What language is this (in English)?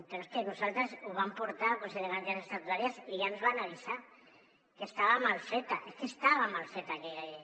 Catalan